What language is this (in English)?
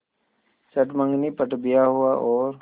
Hindi